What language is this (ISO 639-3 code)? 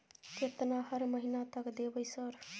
mai